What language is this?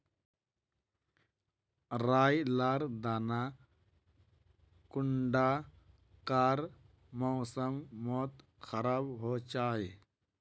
Magahi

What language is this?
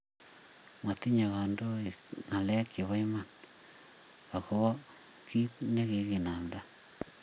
Kalenjin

